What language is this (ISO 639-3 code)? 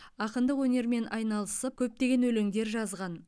kaz